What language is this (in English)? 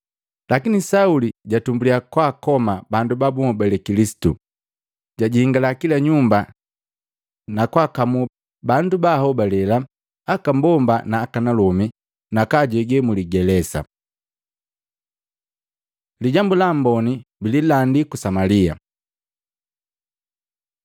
Matengo